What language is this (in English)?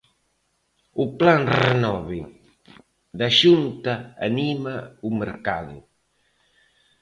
Galician